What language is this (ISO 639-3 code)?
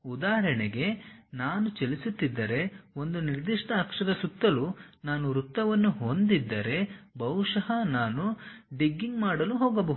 kan